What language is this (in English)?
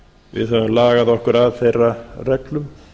Icelandic